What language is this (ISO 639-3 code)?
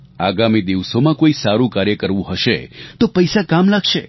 guj